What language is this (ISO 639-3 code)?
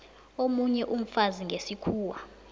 nbl